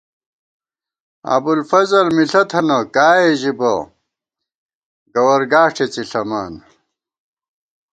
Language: Gawar-Bati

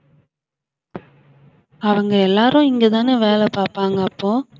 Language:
Tamil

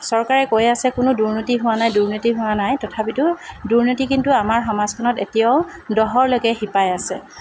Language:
Assamese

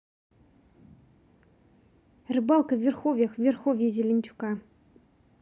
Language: Russian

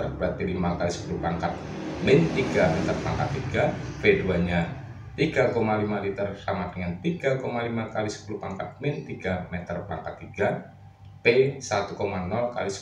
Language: Indonesian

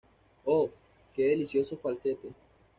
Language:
Spanish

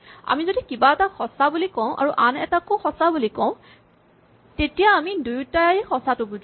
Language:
Assamese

